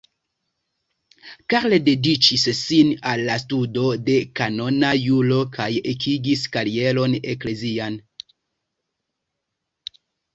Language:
Esperanto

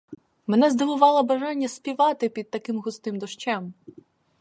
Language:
Ukrainian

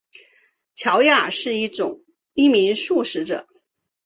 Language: Chinese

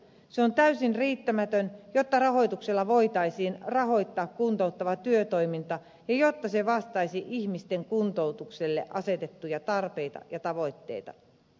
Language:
Finnish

